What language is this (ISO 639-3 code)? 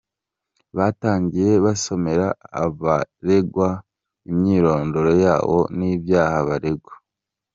kin